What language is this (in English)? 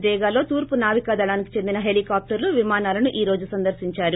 Telugu